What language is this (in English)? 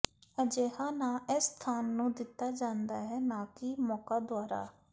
Punjabi